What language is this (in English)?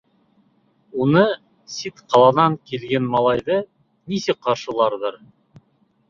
Bashkir